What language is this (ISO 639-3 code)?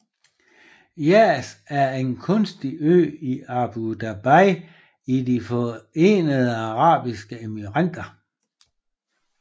dan